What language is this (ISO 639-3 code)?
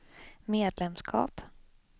swe